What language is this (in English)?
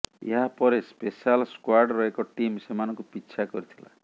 Odia